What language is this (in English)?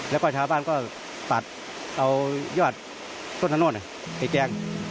Thai